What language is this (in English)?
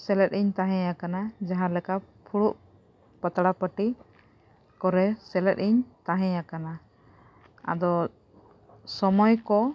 Santali